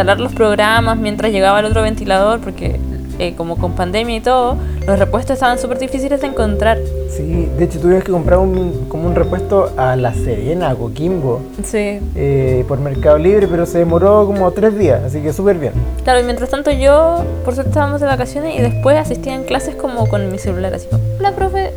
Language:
Spanish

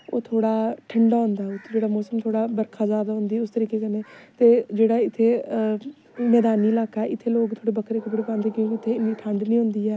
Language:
Dogri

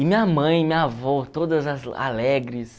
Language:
Portuguese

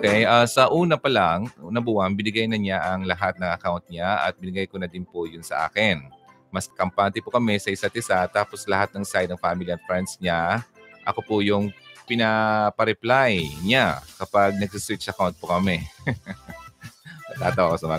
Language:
Filipino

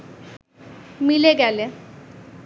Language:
Bangla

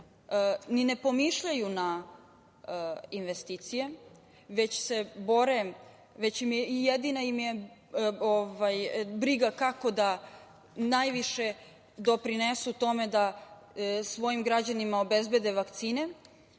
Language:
Serbian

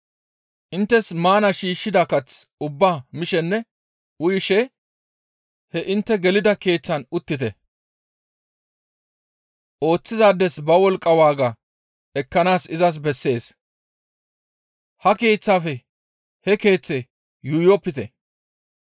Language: Gamo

